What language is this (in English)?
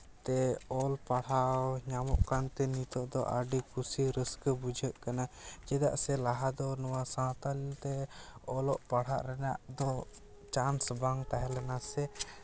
Santali